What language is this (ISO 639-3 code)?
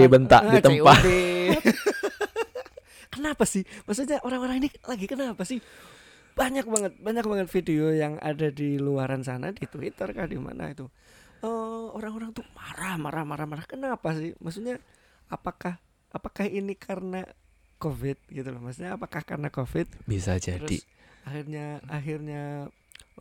ind